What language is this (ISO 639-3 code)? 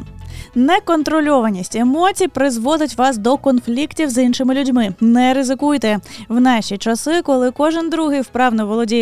ukr